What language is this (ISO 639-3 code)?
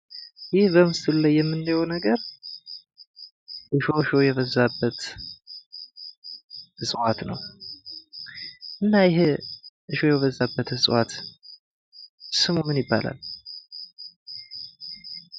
amh